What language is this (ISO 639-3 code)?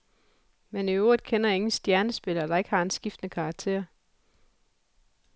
dan